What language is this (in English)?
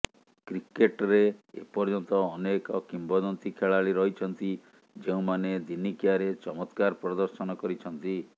Odia